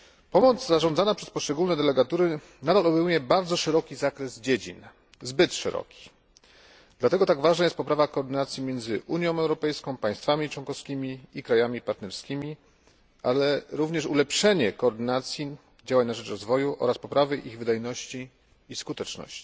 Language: Polish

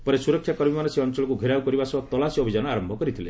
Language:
Odia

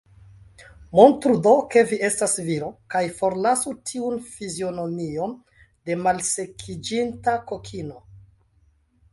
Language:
Esperanto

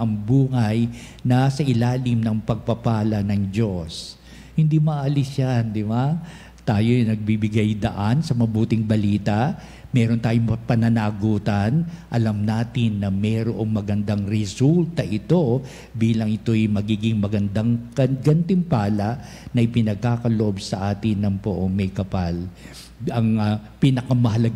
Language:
Filipino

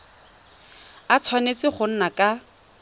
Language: Tswana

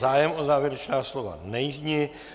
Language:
Czech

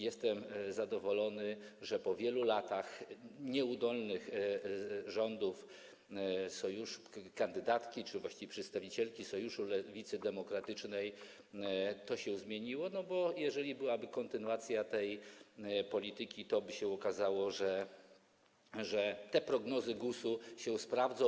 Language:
Polish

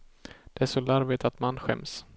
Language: Swedish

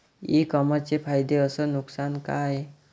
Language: Marathi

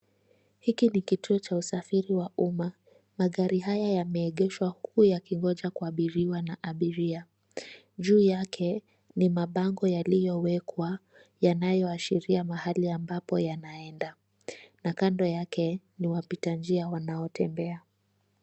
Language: Swahili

